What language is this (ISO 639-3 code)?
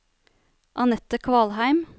nor